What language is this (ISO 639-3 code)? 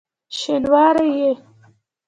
pus